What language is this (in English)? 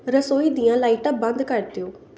Punjabi